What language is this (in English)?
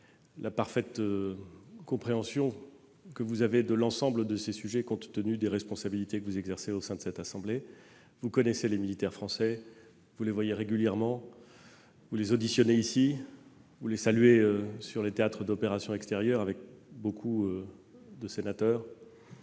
French